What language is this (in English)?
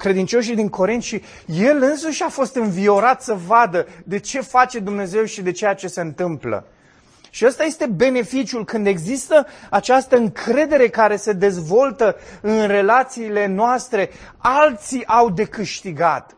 Romanian